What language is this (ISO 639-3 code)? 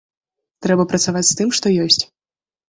bel